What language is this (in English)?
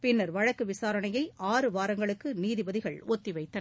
Tamil